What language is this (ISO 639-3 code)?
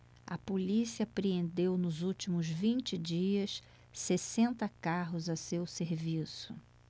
por